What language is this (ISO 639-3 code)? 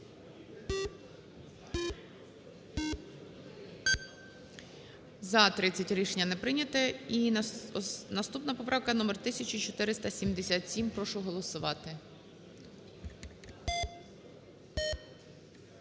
ukr